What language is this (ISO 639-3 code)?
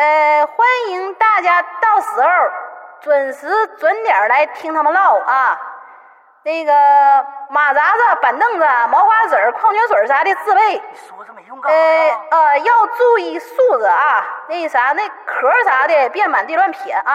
zho